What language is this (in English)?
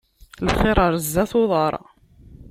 Kabyle